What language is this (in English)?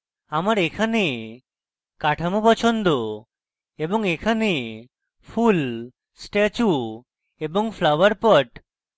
Bangla